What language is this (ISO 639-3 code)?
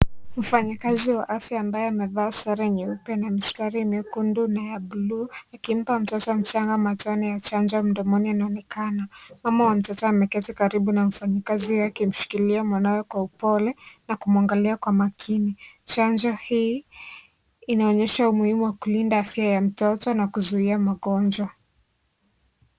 swa